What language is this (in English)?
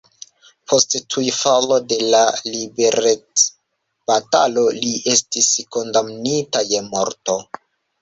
Esperanto